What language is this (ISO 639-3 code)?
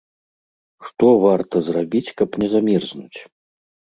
bel